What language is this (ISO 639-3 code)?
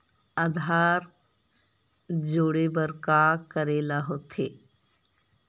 hne